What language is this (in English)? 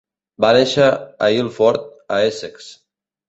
Catalan